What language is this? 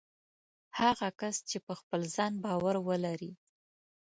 Pashto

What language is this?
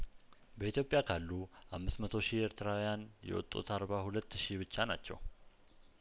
Amharic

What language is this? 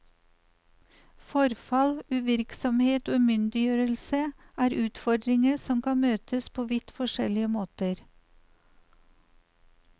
Norwegian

